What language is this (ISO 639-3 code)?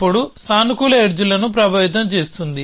tel